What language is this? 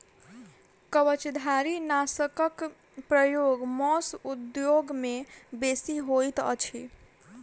Maithili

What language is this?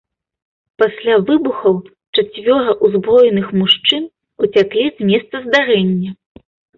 Belarusian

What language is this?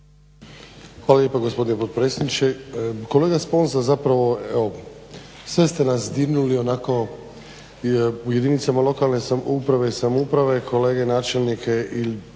Croatian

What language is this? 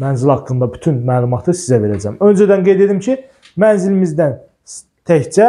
Turkish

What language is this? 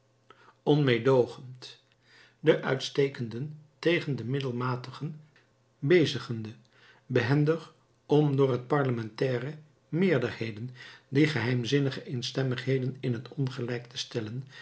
Dutch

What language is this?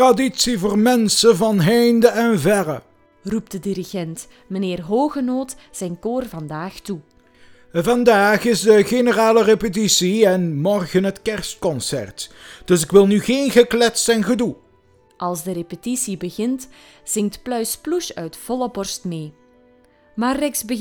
Dutch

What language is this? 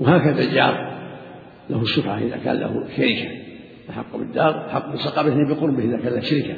Arabic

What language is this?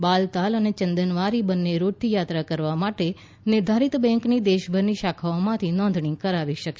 Gujarati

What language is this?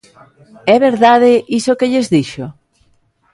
Galician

